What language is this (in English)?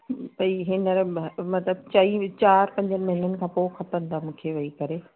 Sindhi